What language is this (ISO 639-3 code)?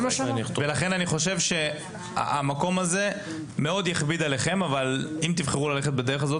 heb